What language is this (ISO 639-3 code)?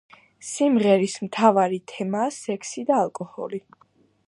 kat